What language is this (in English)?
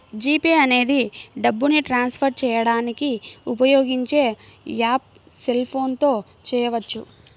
Telugu